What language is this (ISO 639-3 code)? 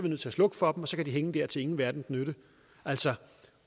dan